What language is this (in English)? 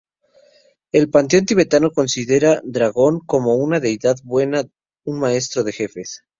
Spanish